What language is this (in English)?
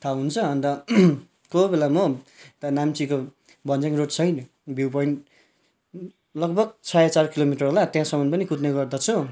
Nepali